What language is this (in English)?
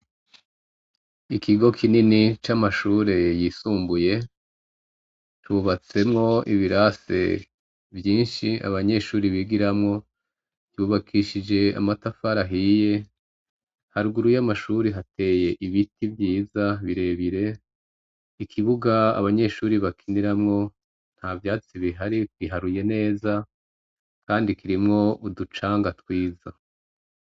Rundi